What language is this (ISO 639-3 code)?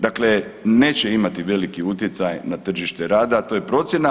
hrv